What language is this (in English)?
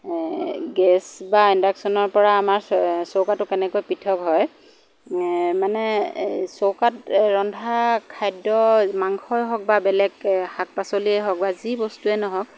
Assamese